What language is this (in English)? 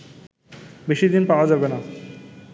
Bangla